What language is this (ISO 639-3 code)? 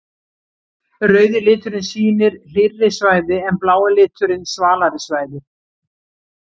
isl